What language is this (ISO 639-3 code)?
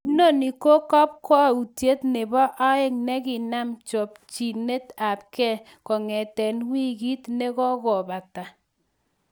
kln